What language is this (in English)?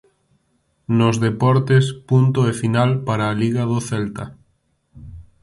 Galician